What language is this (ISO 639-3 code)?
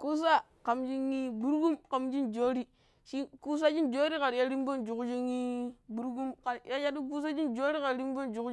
pip